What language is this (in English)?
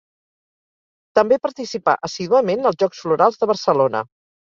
Catalan